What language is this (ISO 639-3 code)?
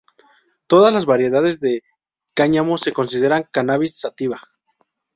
spa